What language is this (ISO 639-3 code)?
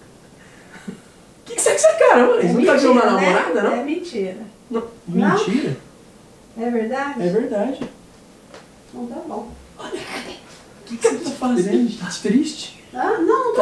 por